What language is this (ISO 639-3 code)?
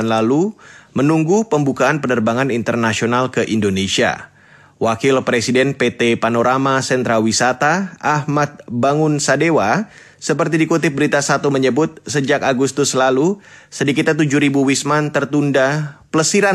ind